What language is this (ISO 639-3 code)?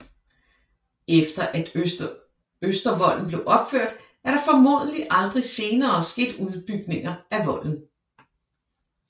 dan